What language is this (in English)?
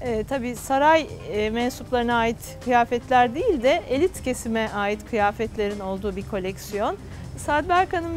Turkish